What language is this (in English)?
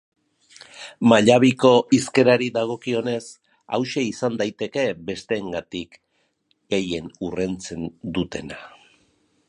Basque